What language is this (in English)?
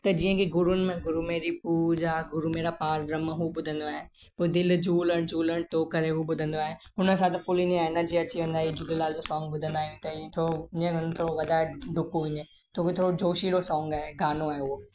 Sindhi